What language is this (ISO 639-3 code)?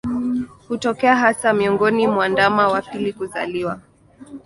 swa